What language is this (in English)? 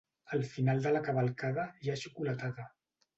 Catalan